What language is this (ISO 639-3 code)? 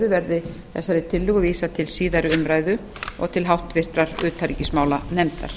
isl